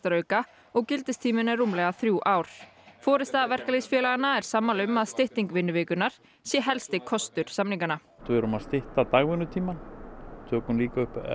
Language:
Icelandic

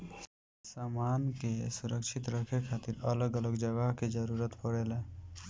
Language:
Bhojpuri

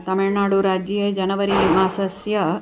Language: Sanskrit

